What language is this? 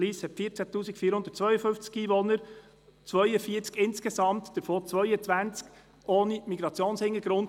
Swiss German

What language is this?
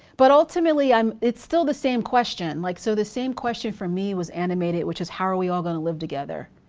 English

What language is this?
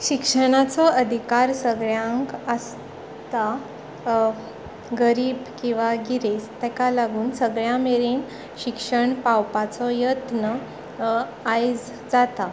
Konkani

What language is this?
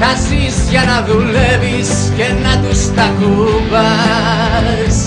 Greek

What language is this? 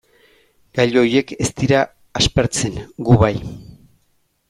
Basque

